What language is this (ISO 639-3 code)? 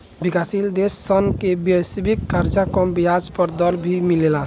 bho